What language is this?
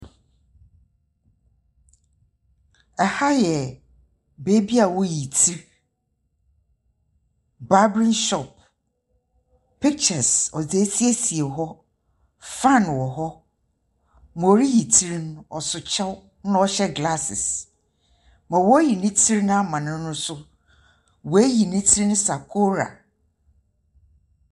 Akan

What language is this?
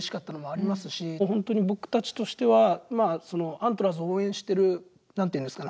Japanese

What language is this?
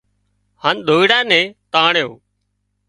Wadiyara Koli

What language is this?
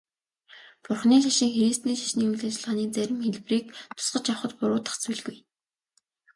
Mongolian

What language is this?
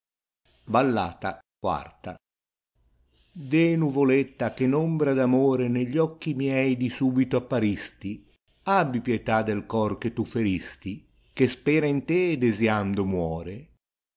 Italian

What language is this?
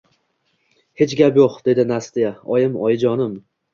Uzbek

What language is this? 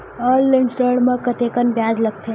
Chhattisgarhi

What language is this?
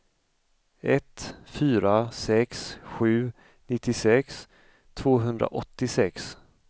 Swedish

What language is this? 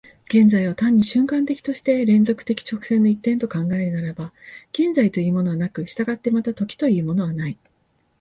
Japanese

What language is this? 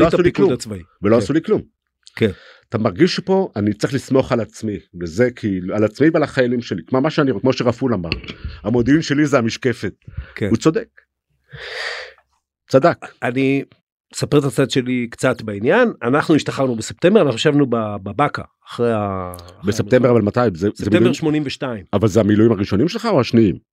Hebrew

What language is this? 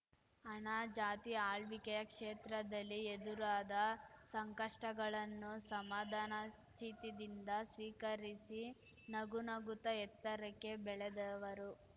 Kannada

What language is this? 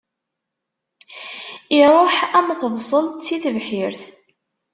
Kabyle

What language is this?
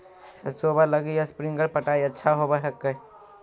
Magahi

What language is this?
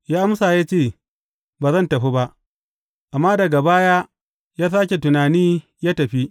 Hausa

